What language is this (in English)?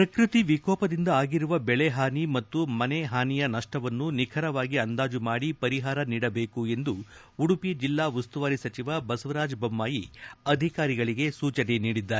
Kannada